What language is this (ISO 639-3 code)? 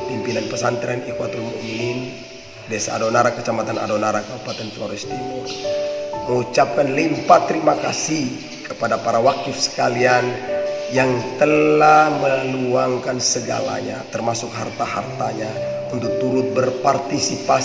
ind